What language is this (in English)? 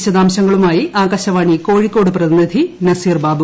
Malayalam